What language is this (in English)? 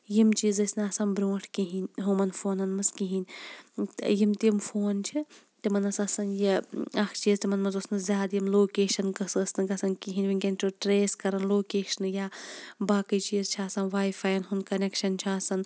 Kashmiri